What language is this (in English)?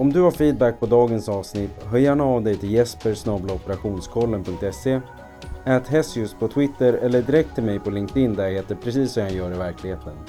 Swedish